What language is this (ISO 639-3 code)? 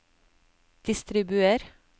nor